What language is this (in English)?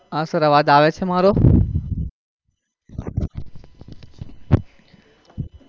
Gujarati